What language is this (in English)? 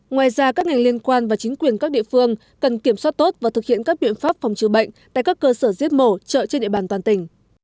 Vietnamese